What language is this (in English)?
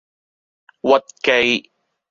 Cantonese